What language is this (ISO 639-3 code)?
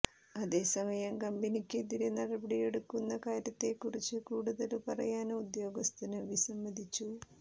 mal